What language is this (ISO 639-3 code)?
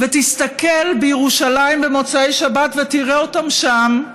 heb